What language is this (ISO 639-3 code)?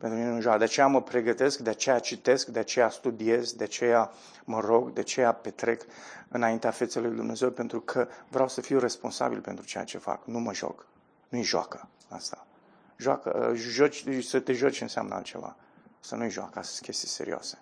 ron